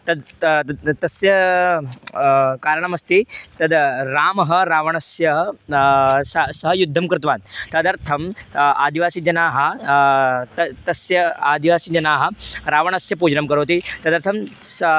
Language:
Sanskrit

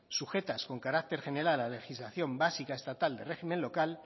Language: Spanish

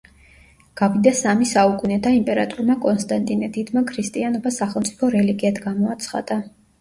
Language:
Georgian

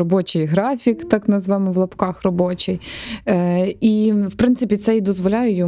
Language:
Ukrainian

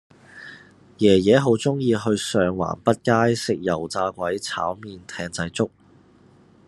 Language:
Cantonese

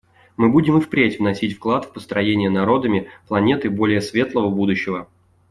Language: Russian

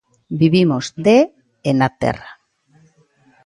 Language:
Galician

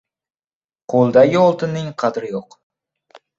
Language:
Uzbek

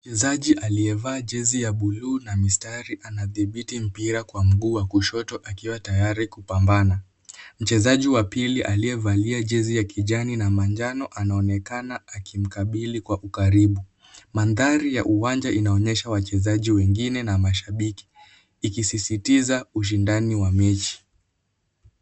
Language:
Swahili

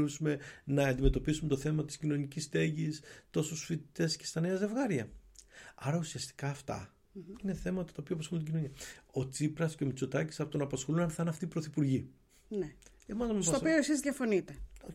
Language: Greek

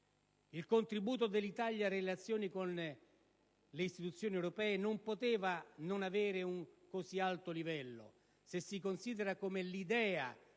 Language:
Italian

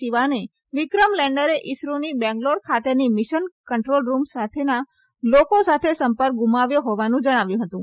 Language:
Gujarati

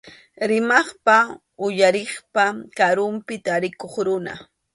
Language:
Arequipa-La Unión Quechua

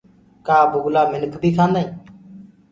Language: Gurgula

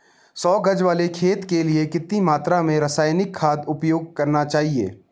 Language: Hindi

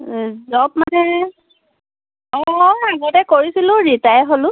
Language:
Assamese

